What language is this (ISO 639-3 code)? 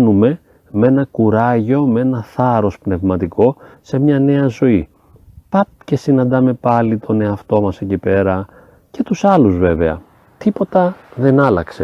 ell